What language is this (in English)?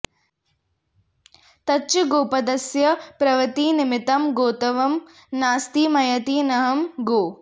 Sanskrit